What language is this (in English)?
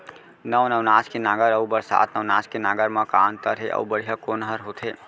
Chhattisgarhi